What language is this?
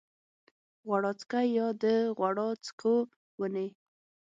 Pashto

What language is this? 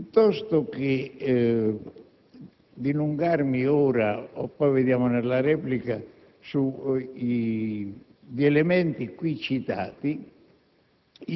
Italian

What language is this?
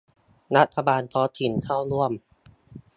Thai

